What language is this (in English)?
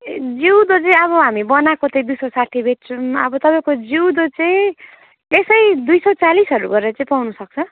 Nepali